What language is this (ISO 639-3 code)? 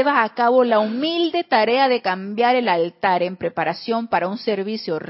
spa